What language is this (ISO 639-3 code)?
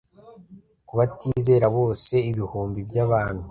kin